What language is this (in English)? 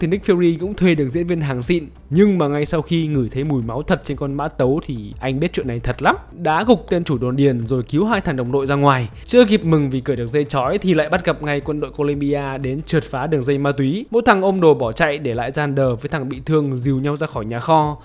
Vietnamese